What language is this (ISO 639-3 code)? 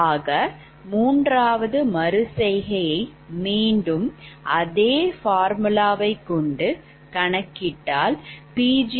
tam